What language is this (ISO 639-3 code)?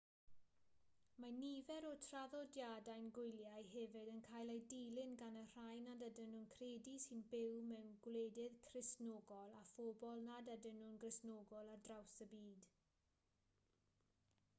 cym